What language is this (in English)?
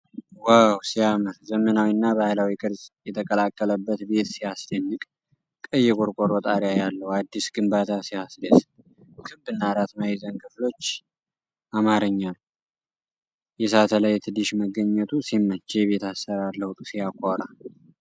Amharic